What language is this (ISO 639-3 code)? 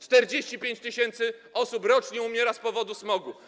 pol